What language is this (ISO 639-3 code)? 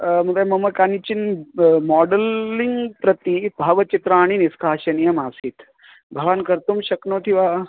san